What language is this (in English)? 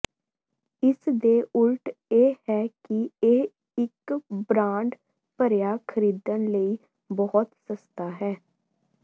Punjabi